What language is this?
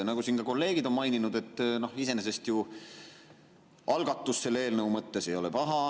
Estonian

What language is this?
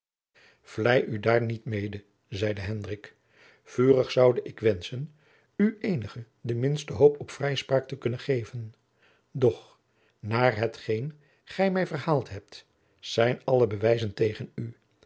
Dutch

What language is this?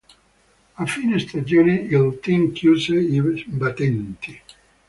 Italian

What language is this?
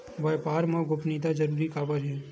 Chhattisgarhi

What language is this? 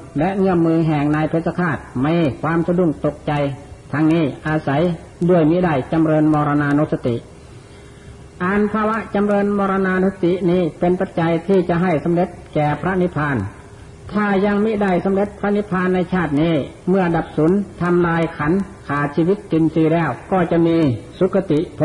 Thai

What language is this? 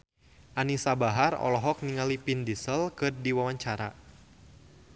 Sundanese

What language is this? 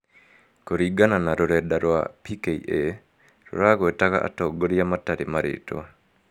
Kikuyu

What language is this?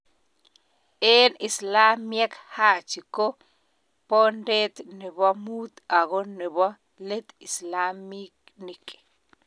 Kalenjin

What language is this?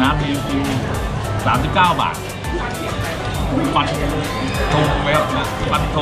Thai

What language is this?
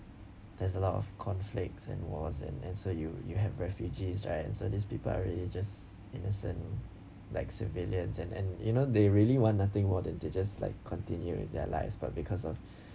English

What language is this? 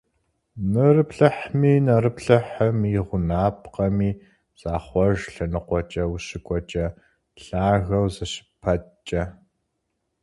Kabardian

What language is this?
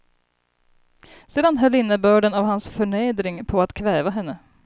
Swedish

